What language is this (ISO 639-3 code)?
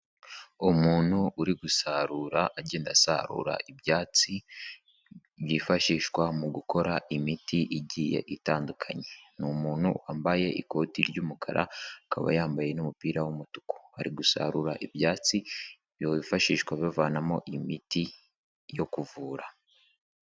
kin